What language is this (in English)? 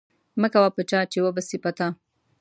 Pashto